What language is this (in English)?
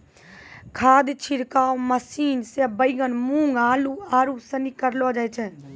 Maithili